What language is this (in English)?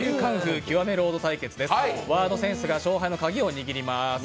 Japanese